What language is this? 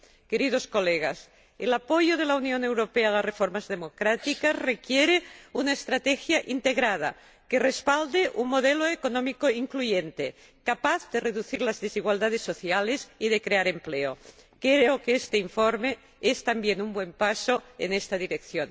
Spanish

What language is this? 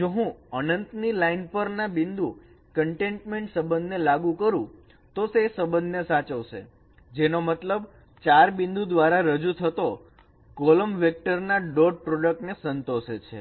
Gujarati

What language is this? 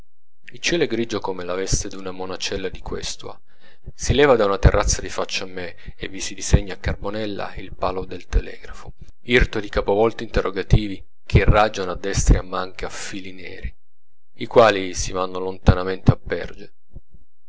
Italian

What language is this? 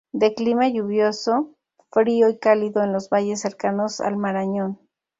Spanish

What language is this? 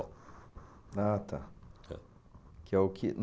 Portuguese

